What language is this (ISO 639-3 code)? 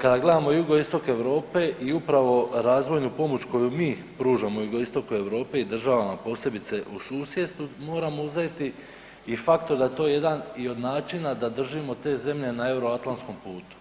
hrv